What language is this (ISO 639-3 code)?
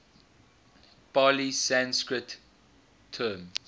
eng